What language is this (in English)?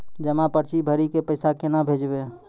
Maithili